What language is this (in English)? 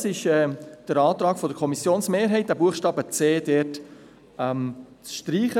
Swiss German